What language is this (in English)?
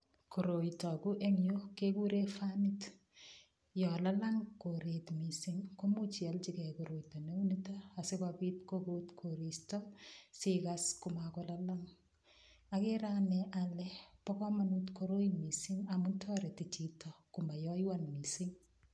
Kalenjin